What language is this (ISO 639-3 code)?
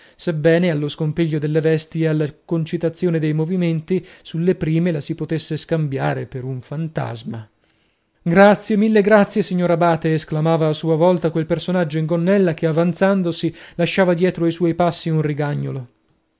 ita